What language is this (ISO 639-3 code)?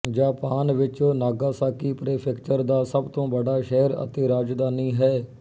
pan